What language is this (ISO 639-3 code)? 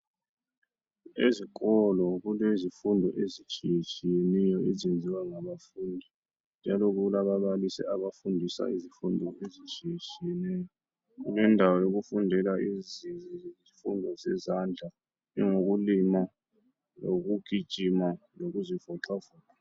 nde